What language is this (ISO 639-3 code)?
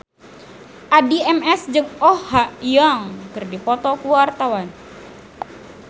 sun